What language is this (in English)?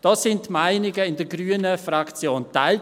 Swiss German